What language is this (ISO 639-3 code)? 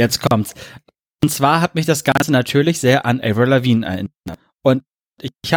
deu